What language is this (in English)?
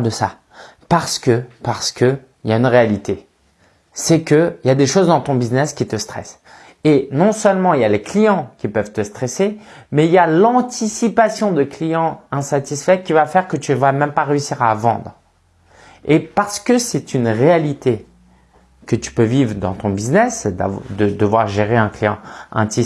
French